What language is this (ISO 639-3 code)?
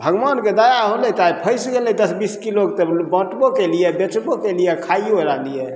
mai